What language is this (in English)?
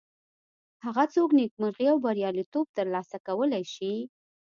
Pashto